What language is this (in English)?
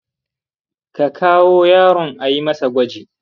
Hausa